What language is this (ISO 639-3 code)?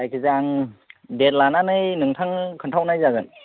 brx